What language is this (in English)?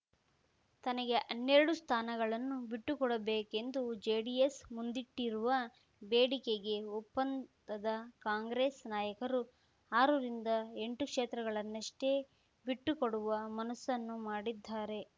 Kannada